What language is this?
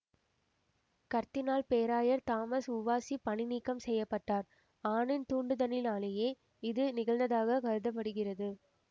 Tamil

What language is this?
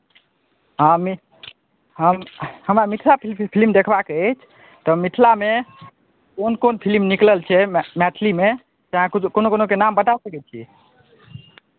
Maithili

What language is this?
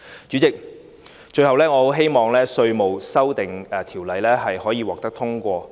Cantonese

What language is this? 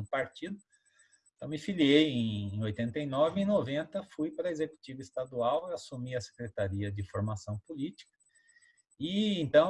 Portuguese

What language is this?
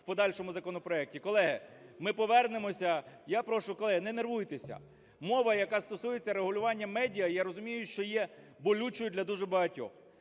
Ukrainian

